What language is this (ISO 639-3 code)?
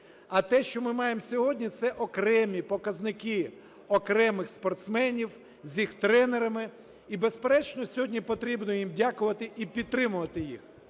ukr